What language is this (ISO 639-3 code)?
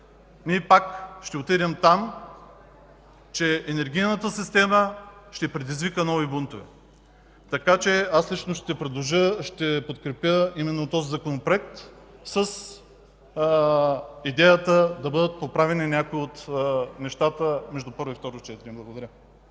bul